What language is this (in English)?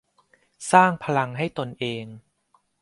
Thai